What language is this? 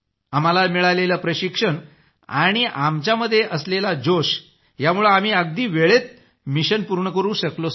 Marathi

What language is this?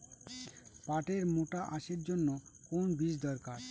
Bangla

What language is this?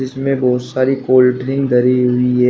Hindi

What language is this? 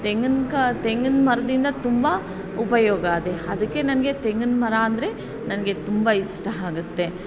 Kannada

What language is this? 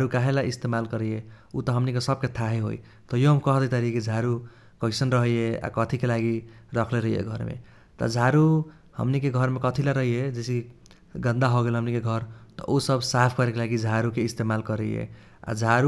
Kochila Tharu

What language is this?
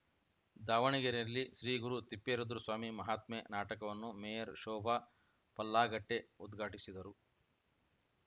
Kannada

